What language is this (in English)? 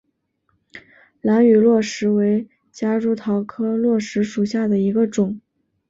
Chinese